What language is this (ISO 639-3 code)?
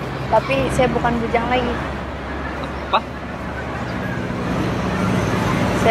tha